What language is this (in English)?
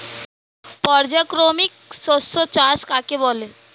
Bangla